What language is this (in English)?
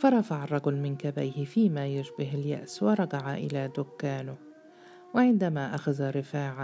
Arabic